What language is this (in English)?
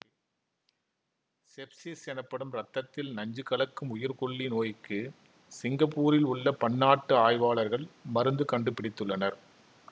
Tamil